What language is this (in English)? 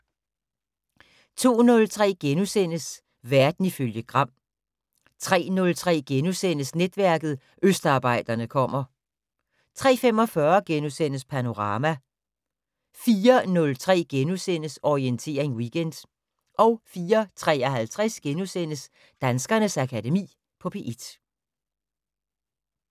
Danish